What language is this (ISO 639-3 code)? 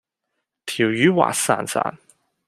yue